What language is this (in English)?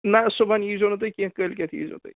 Kashmiri